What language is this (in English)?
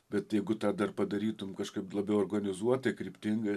Lithuanian